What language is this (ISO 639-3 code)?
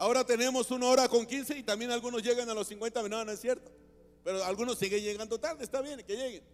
spa